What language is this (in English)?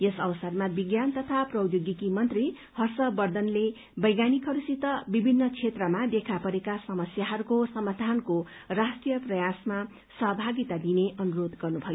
Nepali